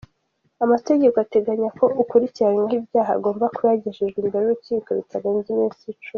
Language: Kinyarwanda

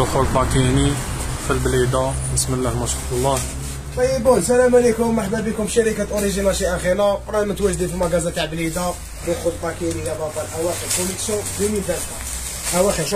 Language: Arabic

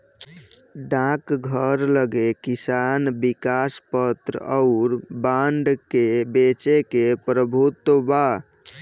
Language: Bhojpuri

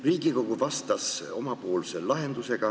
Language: Estonian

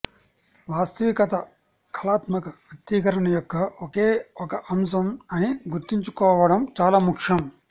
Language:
Telugu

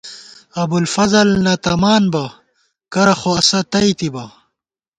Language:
Gawar-Bati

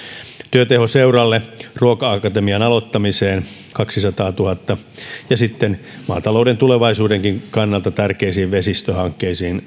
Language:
Finnish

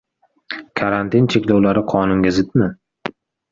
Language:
Uzbek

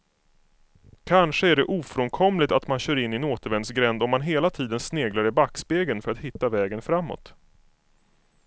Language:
Swedish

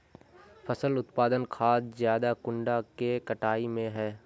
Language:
Magahi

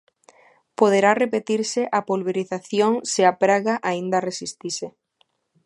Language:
Galician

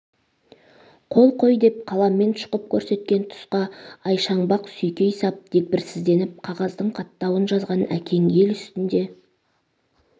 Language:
Kazakh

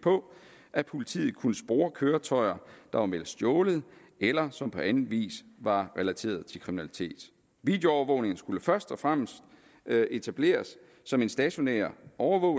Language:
Danish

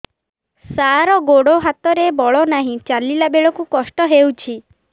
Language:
Odia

